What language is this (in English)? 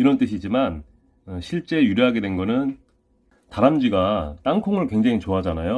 Korean